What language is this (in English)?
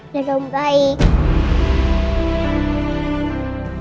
Indonesian